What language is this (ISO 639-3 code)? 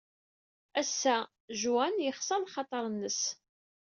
kab